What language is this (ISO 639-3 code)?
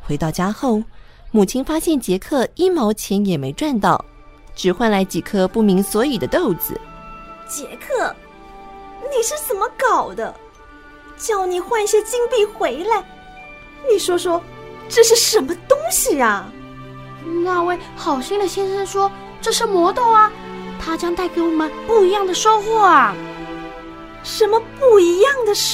zho